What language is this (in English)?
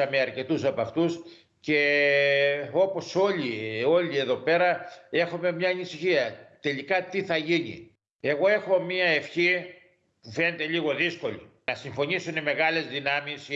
Greek